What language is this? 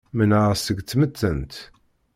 Kabyle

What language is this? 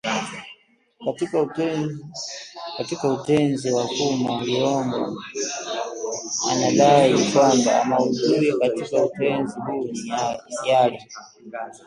Swahili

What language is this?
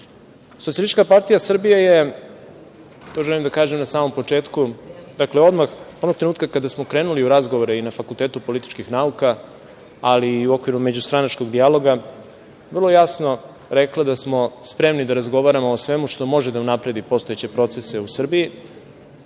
Serbian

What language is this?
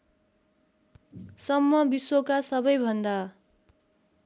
Nepali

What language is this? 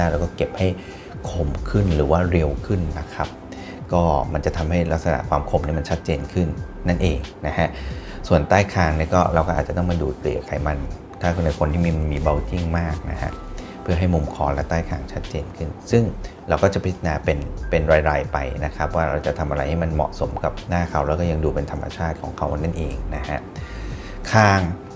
Thai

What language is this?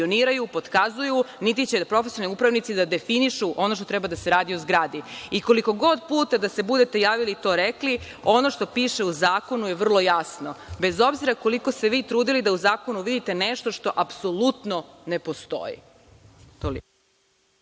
Serbian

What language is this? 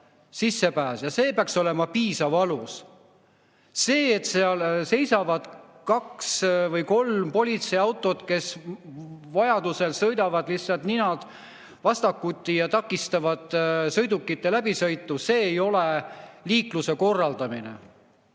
Estonian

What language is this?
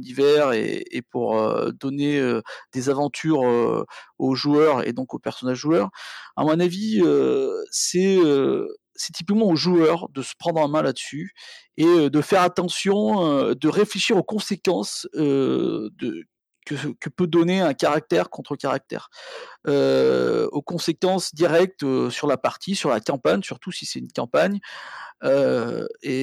French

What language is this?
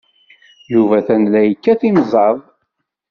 Kabyle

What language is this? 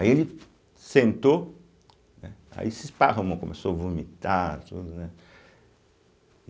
Portuguese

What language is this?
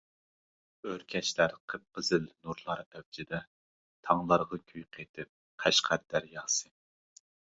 Uyghur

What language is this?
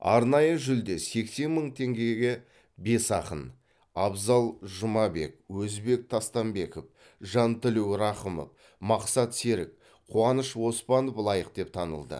Kazakh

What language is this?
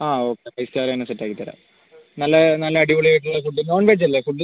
Malayalam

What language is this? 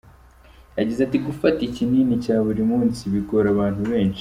Kinyarwanda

